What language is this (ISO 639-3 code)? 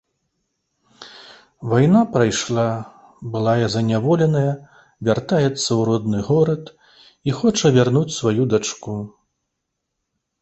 bel